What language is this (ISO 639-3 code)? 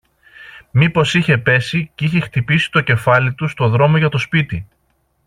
ell